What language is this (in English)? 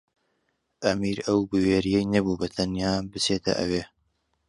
Central Kurdish